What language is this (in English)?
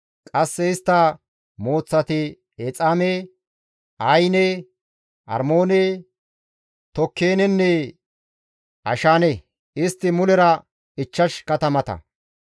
Gamo